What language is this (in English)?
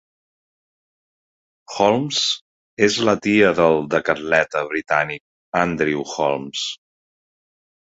Catalan